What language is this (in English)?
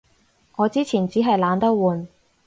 Cantonese